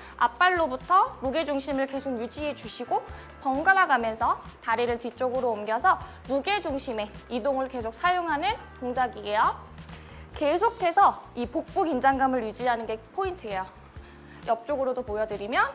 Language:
Korean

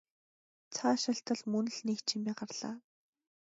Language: Mongolian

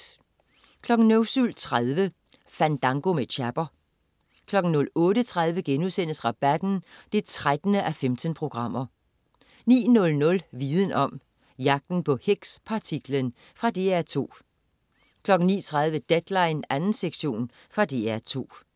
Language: Danish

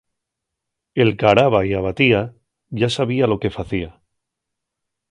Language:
Asturian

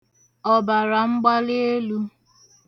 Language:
Igbo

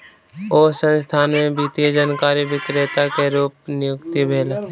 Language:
Maithili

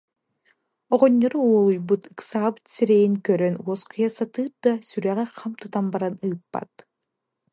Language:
Yakut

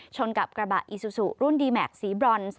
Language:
Thai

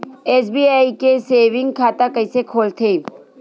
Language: Chhattisgarhi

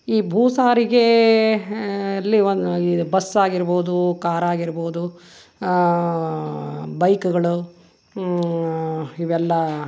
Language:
Kannada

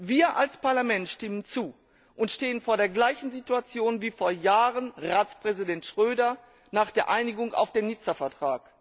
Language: German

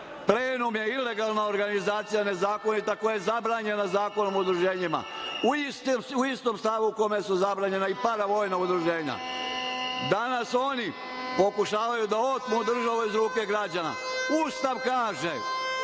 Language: Serbian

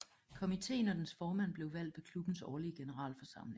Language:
Danish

